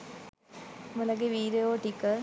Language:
Sinhala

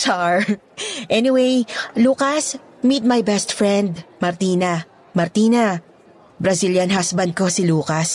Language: Filipino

